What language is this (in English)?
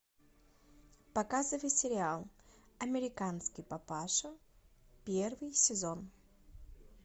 Russian